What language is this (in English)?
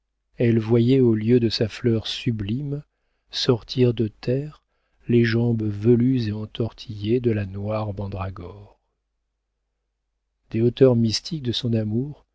French